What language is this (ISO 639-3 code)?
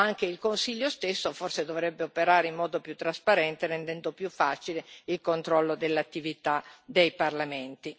ita